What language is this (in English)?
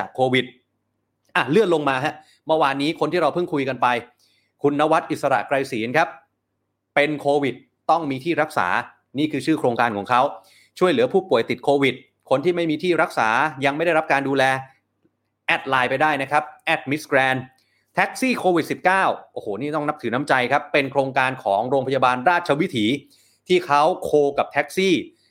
Thai